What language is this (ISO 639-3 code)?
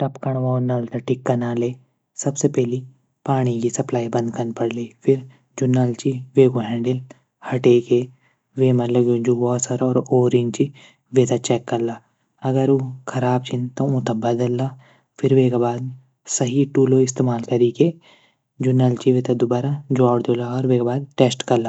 gbm